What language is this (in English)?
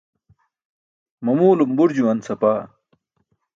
Burushaski